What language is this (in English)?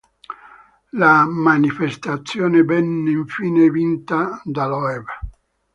Italian